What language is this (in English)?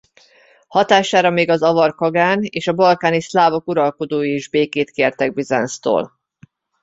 Hungarian